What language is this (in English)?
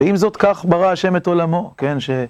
Hebrew